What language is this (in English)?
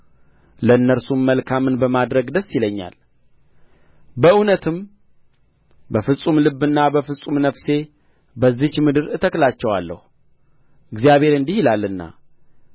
Amharic